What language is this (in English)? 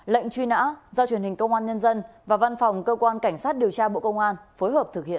Vietnamese